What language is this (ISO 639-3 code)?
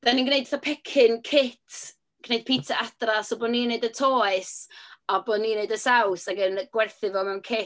cym